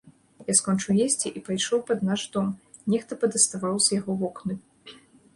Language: Belarusian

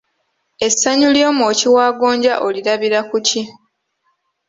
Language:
Ganda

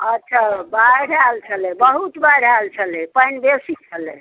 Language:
Maithili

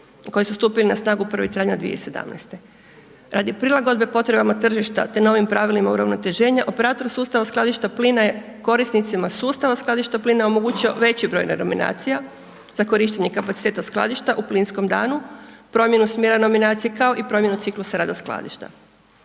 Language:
Croatian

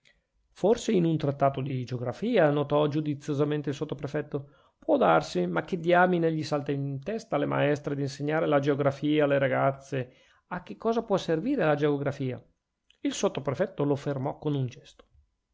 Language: Italian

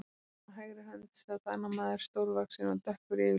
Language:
Icelandic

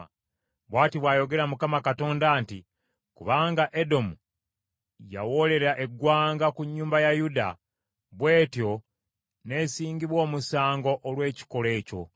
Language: Ganda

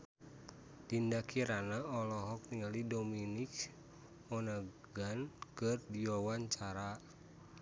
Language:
Sundanese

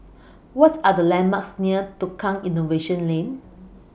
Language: English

